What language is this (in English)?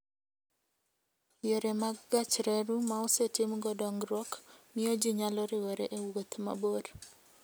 Luo (Kenya and Tanzania)